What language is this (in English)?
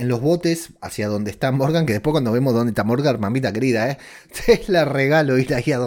Spanish